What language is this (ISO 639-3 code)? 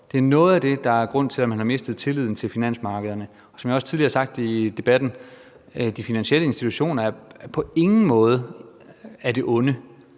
dan